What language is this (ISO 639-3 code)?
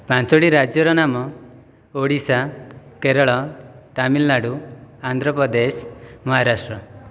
ori